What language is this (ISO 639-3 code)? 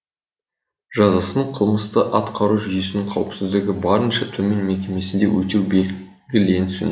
kaz